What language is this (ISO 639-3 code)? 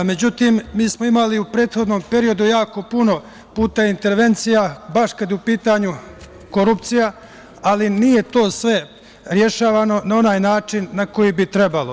srp